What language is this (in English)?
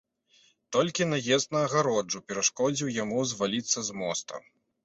Belarusian